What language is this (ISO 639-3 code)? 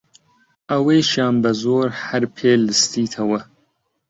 ckb